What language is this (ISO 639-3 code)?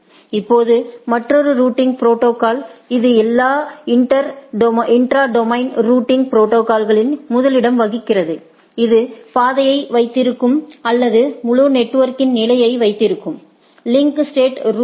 tam